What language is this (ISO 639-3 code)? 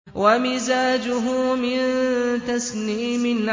ara